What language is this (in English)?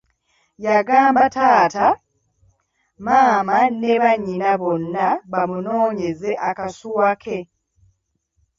Ganda